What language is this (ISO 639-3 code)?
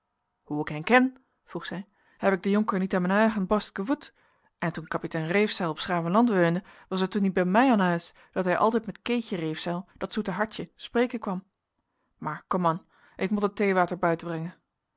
nld